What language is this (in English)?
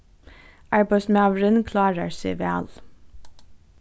Faroese